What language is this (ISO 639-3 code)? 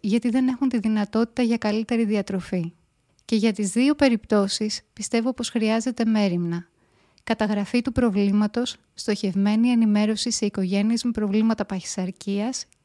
ell